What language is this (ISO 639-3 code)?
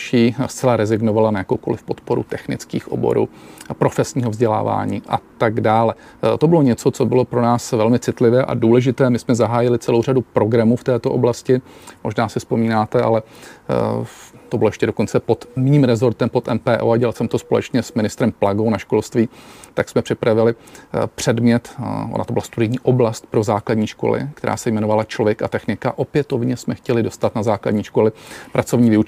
ces